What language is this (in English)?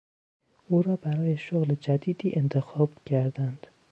Persian